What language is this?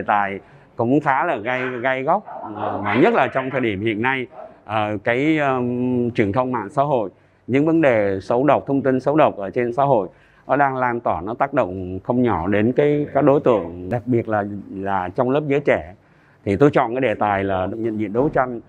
Vietnamese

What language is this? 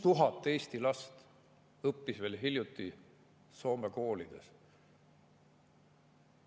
Estonian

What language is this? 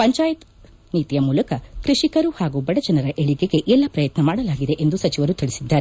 Kannada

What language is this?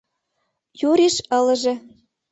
Mari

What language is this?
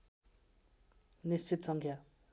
Nepali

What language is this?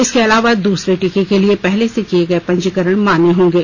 Hindi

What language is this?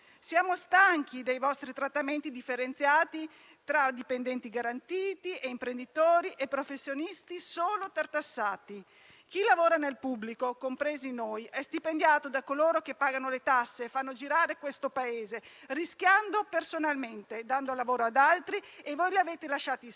Italian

